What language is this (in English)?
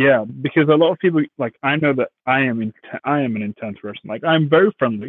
English